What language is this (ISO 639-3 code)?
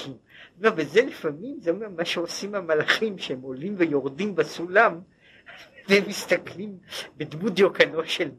heb